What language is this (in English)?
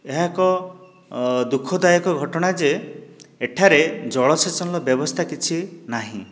Odia